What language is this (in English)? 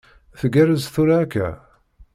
Kabyle